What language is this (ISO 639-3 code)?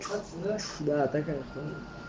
rus